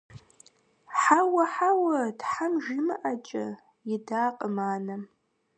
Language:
Kabardian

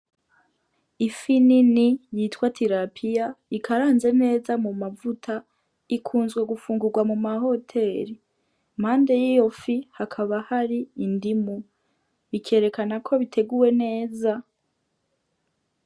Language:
Rundi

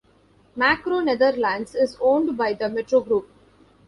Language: English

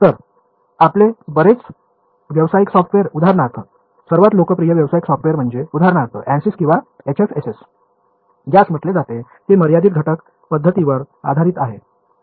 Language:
Marathi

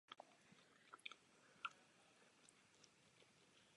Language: Czech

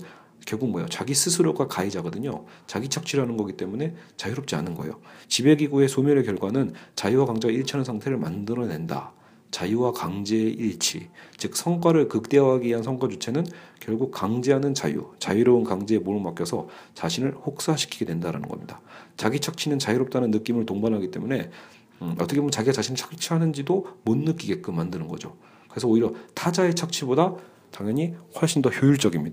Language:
Korean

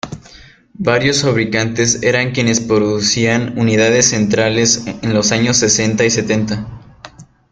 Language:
Spanish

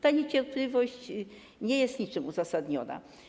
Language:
Polish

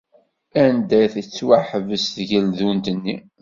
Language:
Kabyle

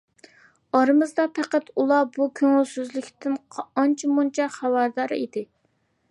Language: Uyghur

